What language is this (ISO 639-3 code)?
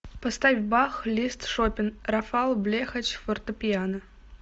rus